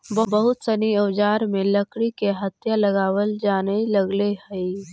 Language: Magahi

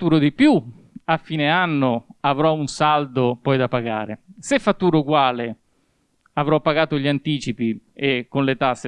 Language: Italian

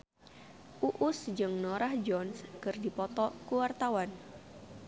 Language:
Sundanese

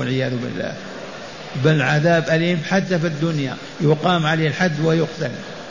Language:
Arabic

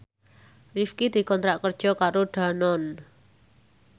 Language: Javanese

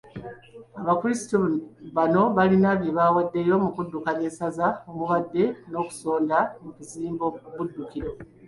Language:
Ganda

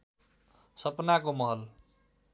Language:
Nepali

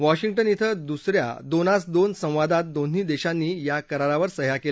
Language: Marathi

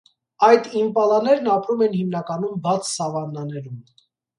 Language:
Armenian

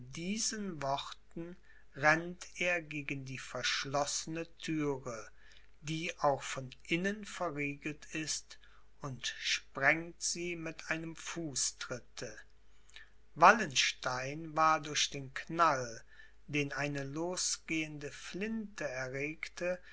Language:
German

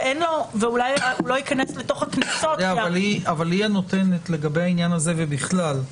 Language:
Hebrew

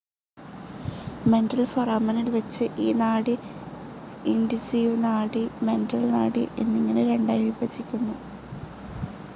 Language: Malayalam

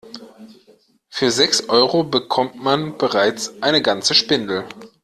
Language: German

